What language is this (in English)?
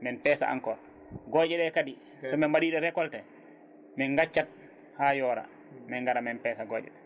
Fula